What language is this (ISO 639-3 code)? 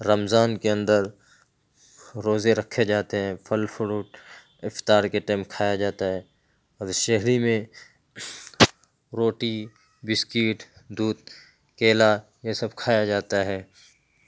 urd